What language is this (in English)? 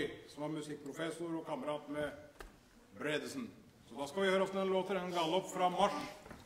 Norwegian